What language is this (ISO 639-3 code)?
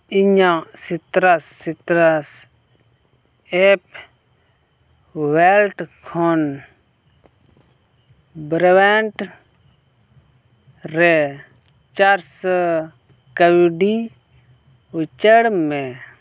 sat